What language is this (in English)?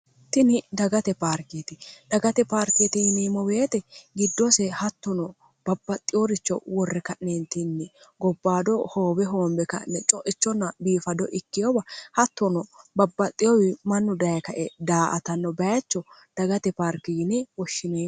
Sidamo